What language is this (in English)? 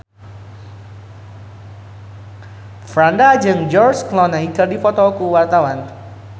Sundanese